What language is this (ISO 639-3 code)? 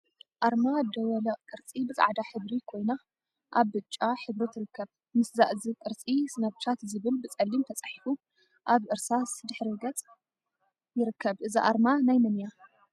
tir